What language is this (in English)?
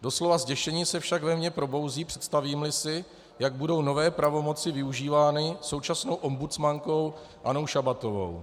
Czech